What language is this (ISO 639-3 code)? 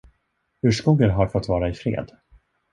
swe